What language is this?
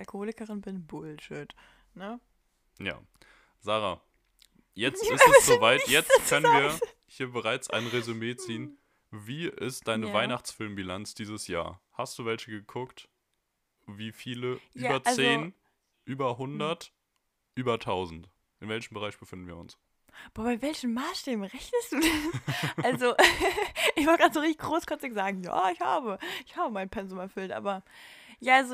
German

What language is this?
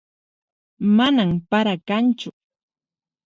Puno Quechua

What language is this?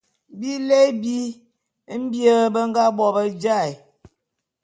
Bulu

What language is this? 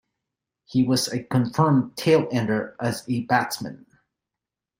English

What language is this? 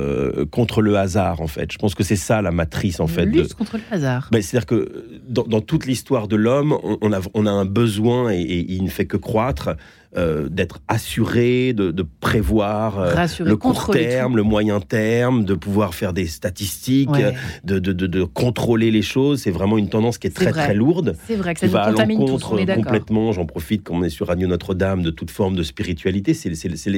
French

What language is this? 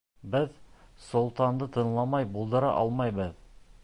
Bashkir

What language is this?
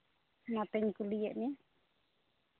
Santali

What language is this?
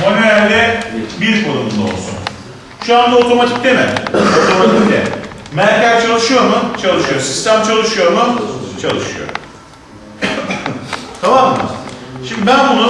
Turkish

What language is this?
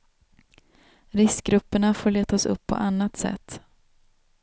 Swedish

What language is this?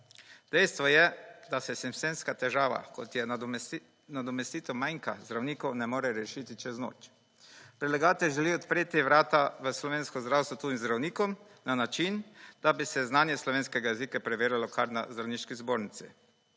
Slovenian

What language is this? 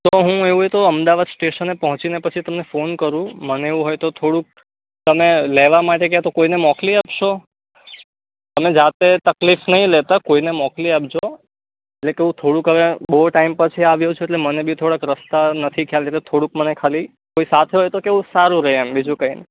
Gujarati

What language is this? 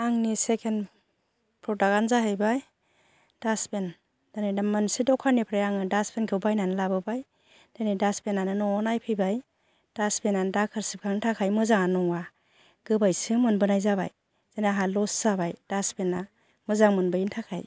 Bodo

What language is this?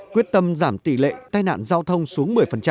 Vietnamese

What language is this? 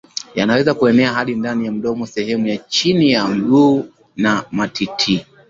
Swahili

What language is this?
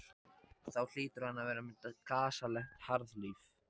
Icelandic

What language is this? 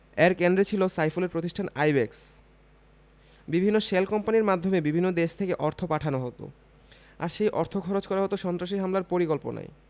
Bangla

